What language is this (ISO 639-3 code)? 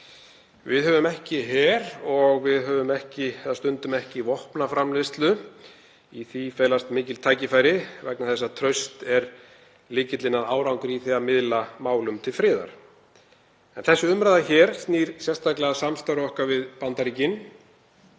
isl